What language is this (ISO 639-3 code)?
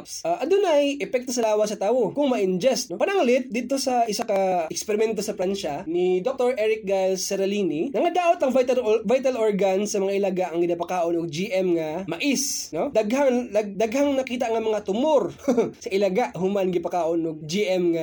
fil